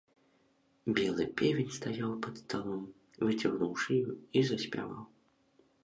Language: Belarusian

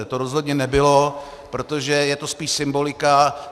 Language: Czech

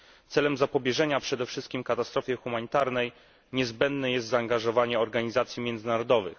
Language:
Polish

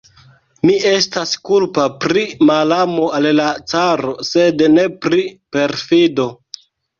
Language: Esperanto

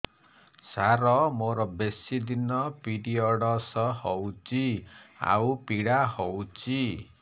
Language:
Odia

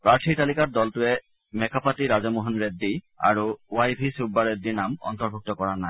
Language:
Assamese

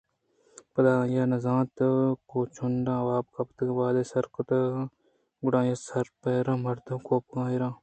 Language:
Eastern Balochi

